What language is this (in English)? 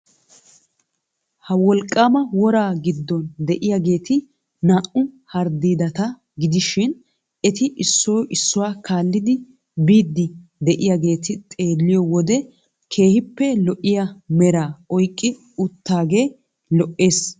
Wolaytta